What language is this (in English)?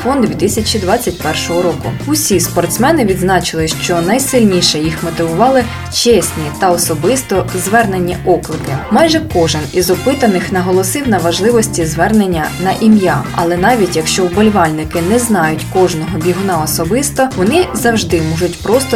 Ukrainian